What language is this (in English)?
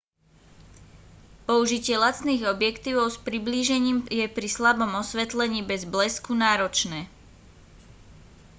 Slovak